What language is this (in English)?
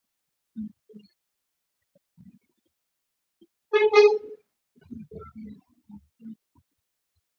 Swahili